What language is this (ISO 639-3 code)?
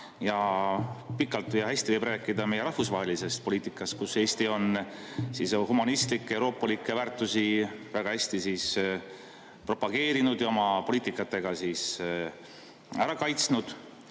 est